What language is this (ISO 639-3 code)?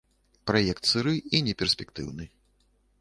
bel